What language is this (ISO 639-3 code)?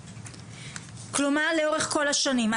heb